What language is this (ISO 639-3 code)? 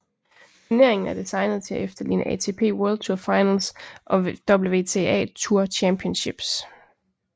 dan